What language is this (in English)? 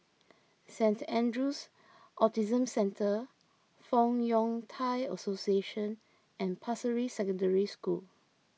English